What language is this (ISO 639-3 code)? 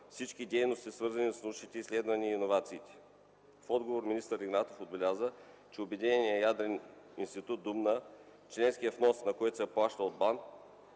bul